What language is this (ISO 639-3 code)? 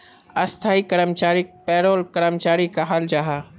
mag